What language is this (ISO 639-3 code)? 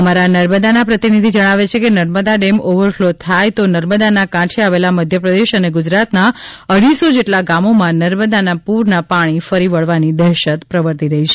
guj